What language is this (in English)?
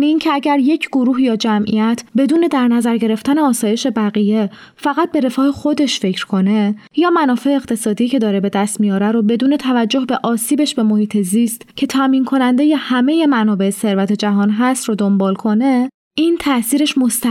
Persian